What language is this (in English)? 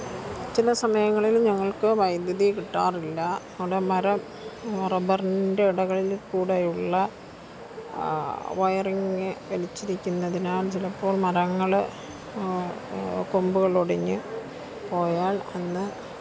Malayalam